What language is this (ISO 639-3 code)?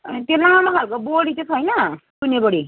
nep